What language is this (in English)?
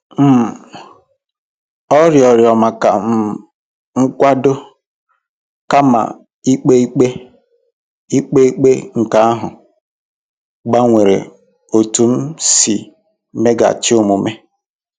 Igbo